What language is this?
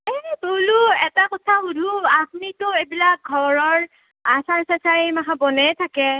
Assamese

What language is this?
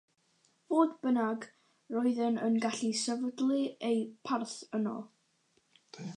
Welsh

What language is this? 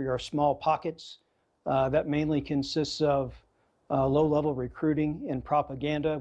English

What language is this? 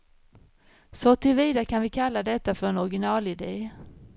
Swedish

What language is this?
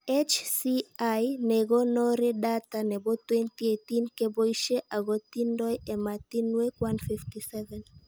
Kalenjin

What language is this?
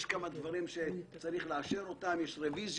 Hebrew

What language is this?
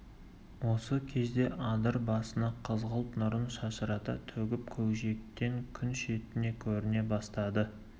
Kazakh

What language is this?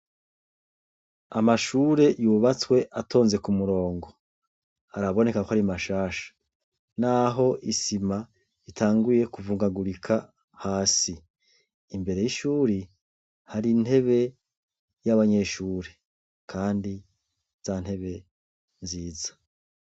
Rundi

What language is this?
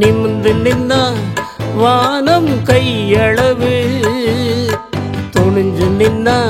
Tamil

